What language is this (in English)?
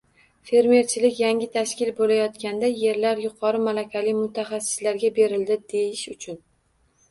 Uzbek